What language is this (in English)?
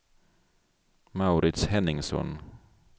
Swedish